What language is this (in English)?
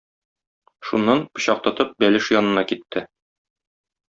Tatar